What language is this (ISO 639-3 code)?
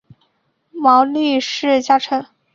zho